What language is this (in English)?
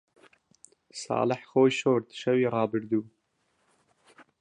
Central Kurdish